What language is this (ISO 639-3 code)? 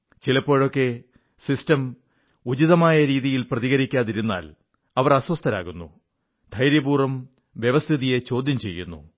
mal